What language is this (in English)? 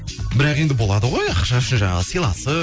Kazakh